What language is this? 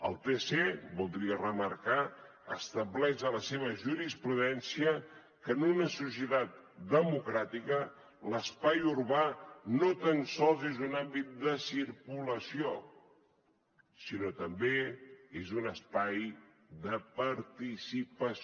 Catalan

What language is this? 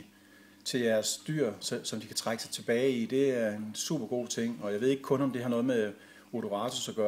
Danish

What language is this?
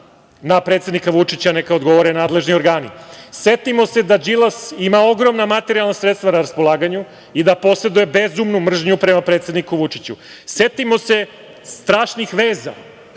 Serbian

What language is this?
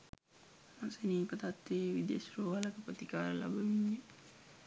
Sinhala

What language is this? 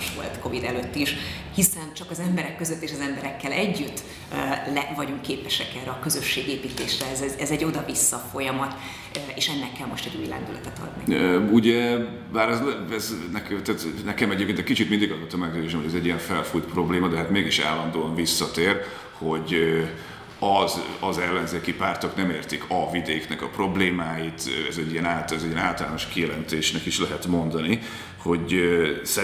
Hungarian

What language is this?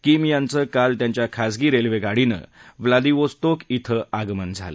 Marathi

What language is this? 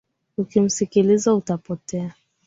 Swahili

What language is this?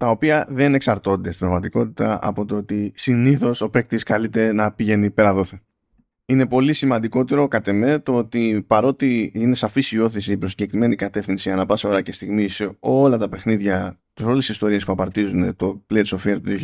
Greek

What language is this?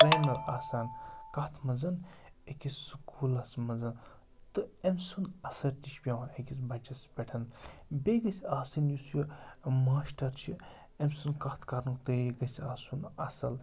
Kashmiri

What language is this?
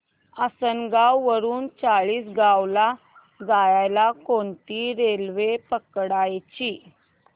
Marathi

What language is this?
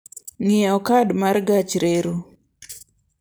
Luo (Kenya and Tanzania)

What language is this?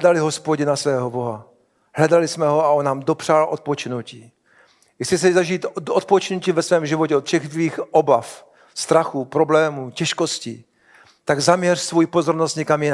Czech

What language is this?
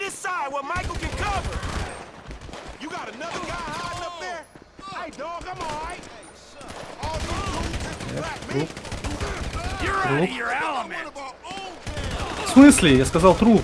Russian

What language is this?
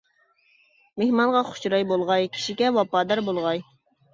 Uyghur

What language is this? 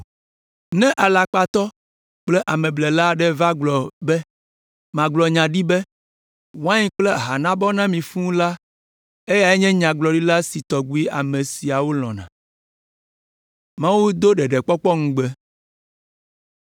Ewe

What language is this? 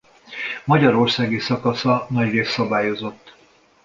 Hungarian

